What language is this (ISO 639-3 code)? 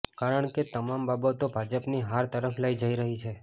guj